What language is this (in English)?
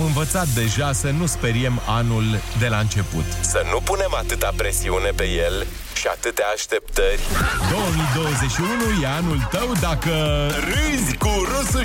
Romanian